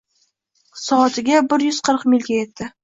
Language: Uzbek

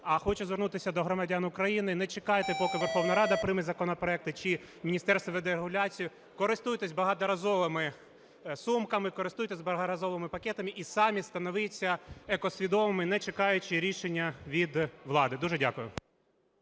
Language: Ukrainian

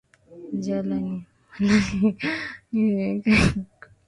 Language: Swahili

